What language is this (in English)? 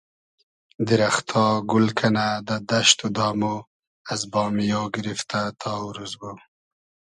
Hazaragi